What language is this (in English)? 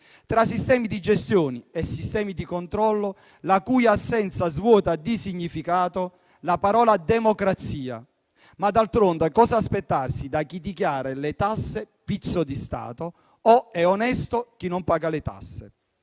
Italian